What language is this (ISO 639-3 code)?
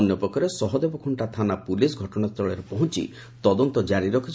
ori